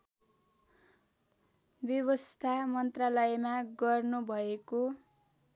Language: Nepali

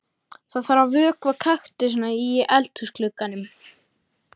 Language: Icelandic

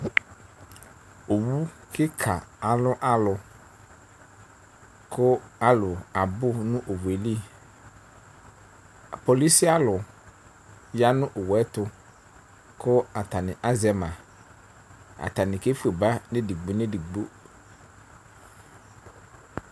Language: Ikposo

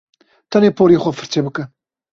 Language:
Kurdish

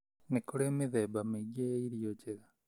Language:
Kikuyu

